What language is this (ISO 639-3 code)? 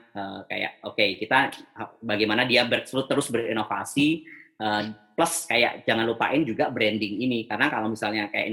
ind